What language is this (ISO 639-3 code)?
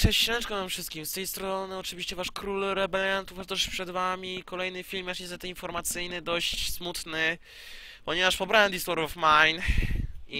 pol